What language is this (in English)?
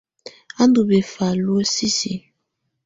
Tunen